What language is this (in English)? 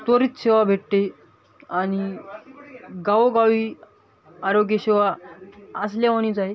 Marathi